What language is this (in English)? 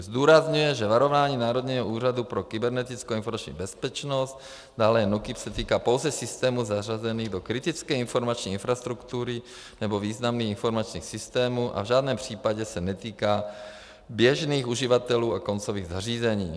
Czech